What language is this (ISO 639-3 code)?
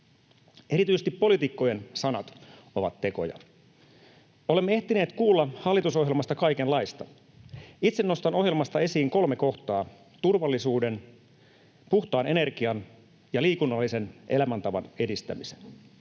fin